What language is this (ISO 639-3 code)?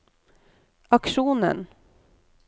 nor